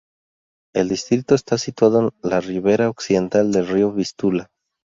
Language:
Spanish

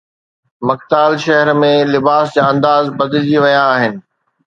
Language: Sindhi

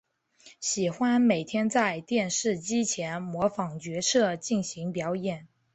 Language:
Chinese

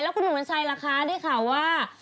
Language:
Thai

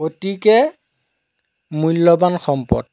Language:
Assamese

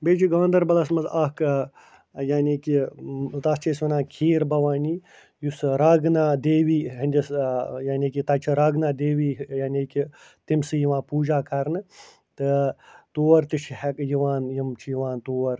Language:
Kashmiri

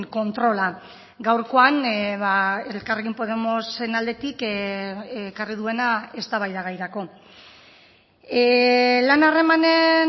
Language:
Basque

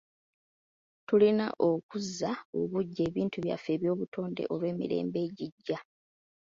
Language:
Ganda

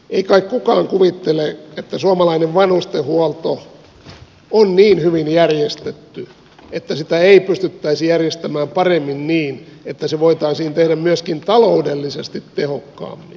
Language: Finnish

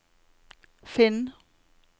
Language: Norwegian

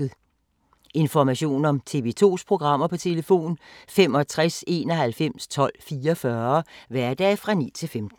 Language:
Danish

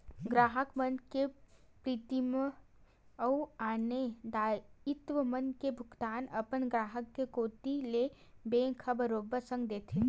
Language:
Chhattisgarhi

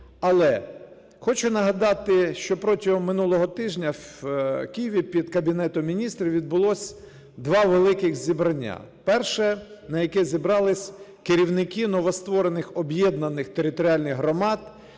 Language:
Ukrainian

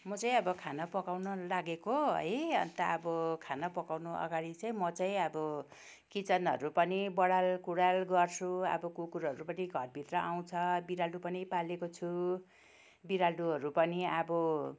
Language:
Nepali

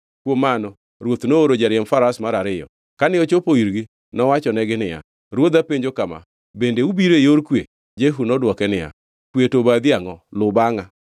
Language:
Luo (Kenya and Tanzania)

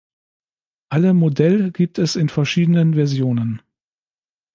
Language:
German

